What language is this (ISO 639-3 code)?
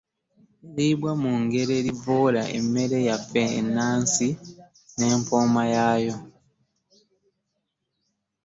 lug